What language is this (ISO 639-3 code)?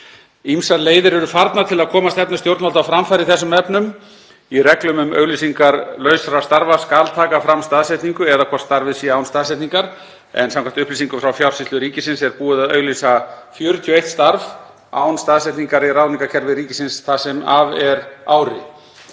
isl